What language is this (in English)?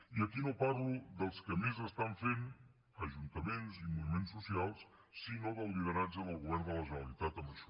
Catalan